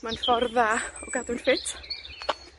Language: Welsh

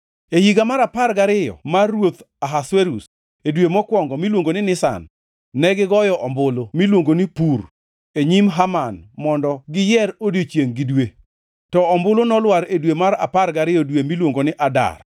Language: Luo (Kenya and Tanzania)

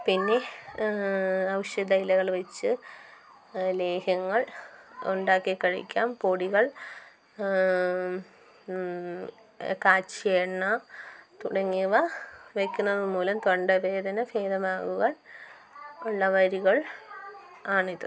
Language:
Malayalam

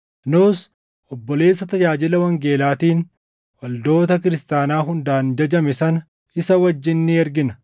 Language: Oromo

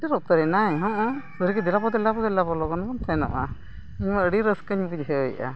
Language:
Santali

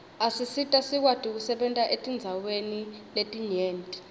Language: Swati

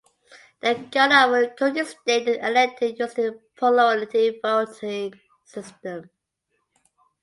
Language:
English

